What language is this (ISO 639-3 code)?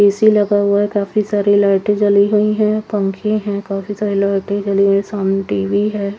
hin